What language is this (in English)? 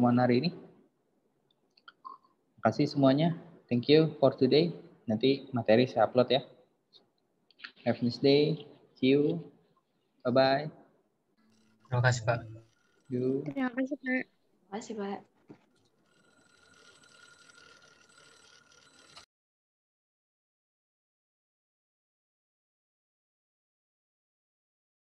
Indonesian